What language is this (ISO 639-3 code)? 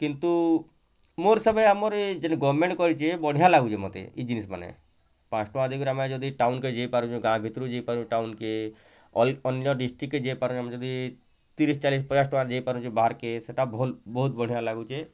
ori